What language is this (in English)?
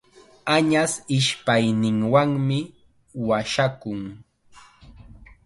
Chiquián Ancash Quechua